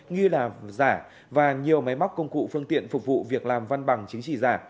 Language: Vietnamese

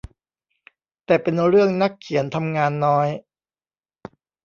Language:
Thai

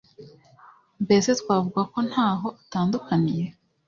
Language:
Kinyarwanda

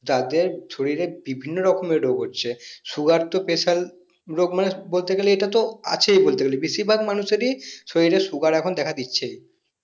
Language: Bangla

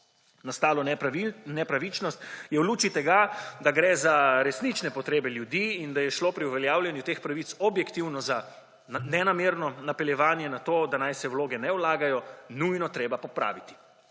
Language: Slovenian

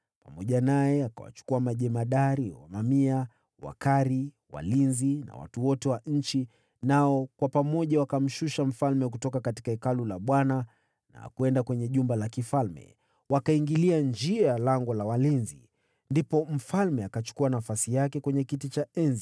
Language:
Swahili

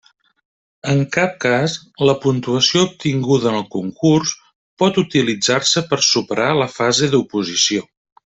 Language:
Catalan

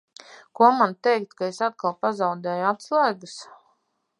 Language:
Latvian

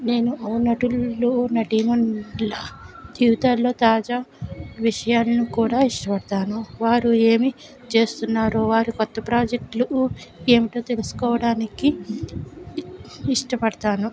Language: Telugu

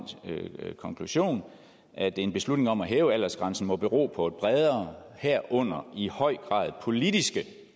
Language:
Danish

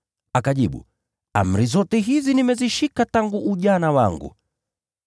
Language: Swahili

